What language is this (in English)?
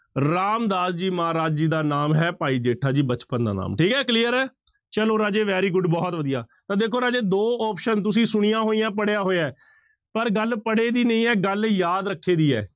Punjabi